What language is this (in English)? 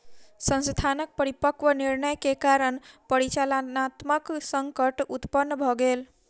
Maithili